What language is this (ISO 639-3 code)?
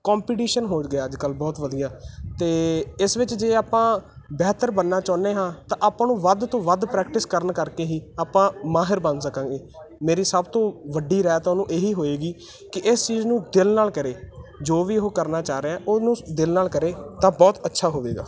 pan